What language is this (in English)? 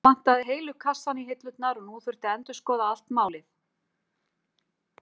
Icelandic